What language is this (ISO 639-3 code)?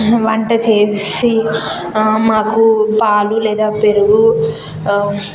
tel